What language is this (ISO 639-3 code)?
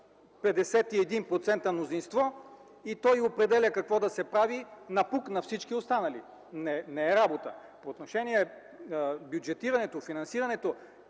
bul